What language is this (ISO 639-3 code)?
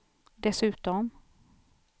swe